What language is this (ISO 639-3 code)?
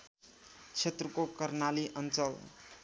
nep